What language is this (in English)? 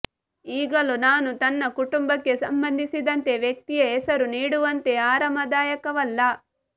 Kannada